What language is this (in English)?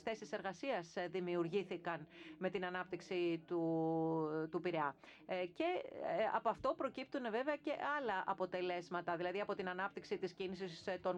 Greek